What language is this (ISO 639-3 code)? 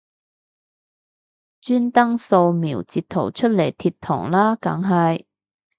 yue